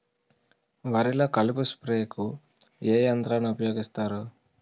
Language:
Telugu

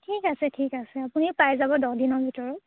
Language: Assamese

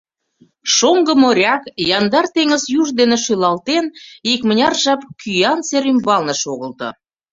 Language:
Mari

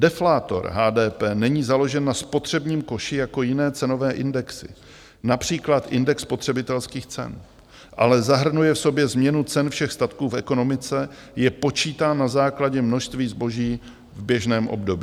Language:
Czech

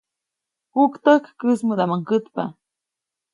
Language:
Copainalá Zoque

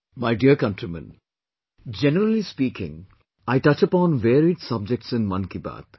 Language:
English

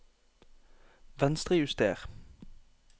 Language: Norwegian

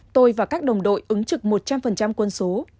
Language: Vietnamese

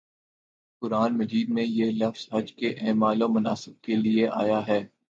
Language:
Urdu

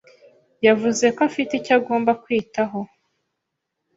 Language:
Kinyarwanda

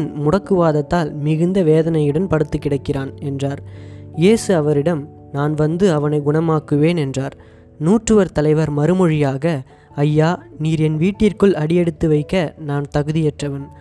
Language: Tamil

